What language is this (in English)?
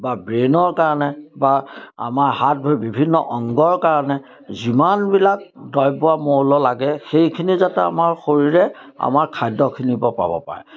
Assamese